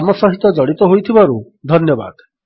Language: Odia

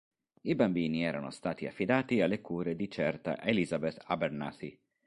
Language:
Italian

